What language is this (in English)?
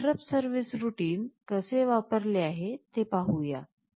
Marathi